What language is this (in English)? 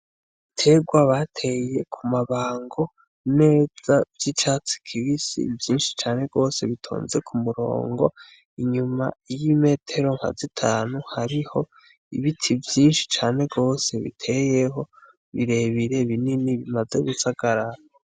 Rundi